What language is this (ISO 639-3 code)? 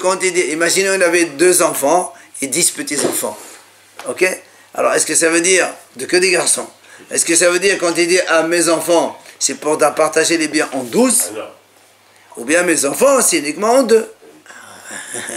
fra